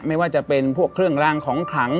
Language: Thai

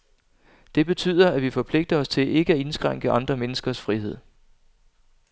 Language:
Danish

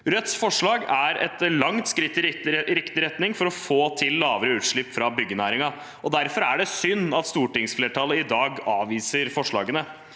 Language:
Norwegian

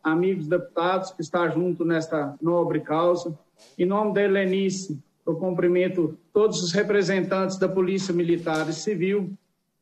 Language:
Portuguese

